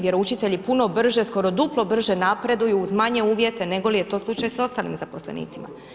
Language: Croatian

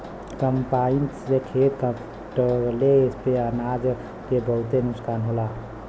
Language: Bhojpuri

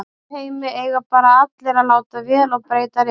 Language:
Icelandic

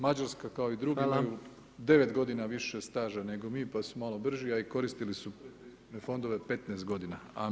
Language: Croatian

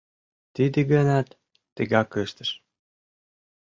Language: Mari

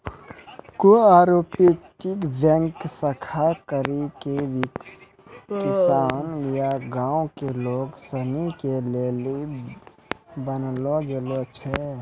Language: Maithili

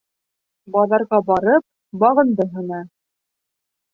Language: Bashkir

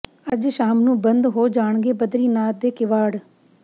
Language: Punjabi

